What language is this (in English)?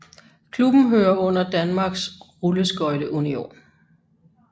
Danish